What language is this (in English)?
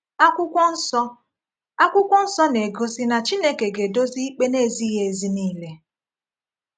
Igbo